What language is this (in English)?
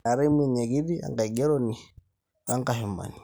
Masai